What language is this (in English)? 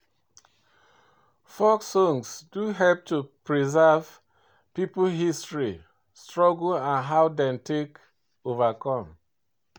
Nigerian Pidgin